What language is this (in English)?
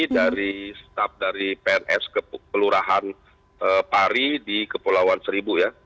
Indonesian